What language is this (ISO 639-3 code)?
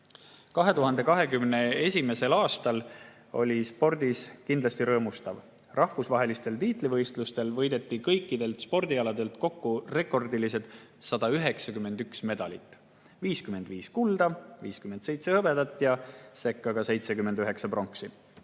est